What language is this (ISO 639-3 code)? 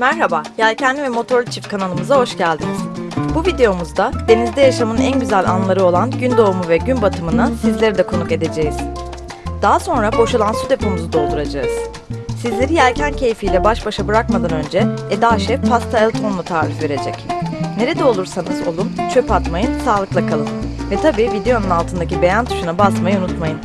tur